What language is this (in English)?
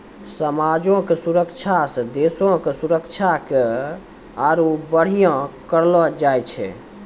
Maithili